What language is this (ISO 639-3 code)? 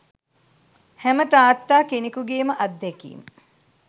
sin